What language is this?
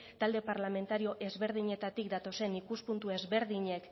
Basque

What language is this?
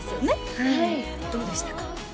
Japanese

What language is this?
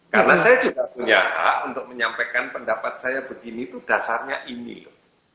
Indonesian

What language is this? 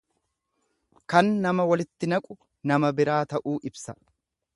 Oromo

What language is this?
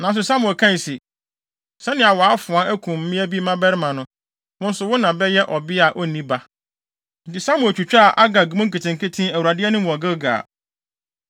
Akan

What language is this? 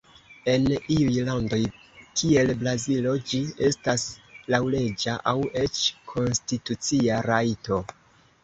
Esperanto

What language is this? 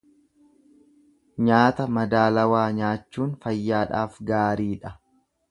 Oromo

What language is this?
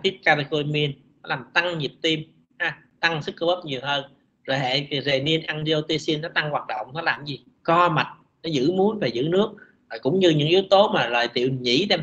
Vietnamese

